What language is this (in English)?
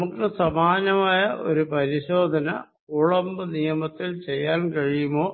Malayalam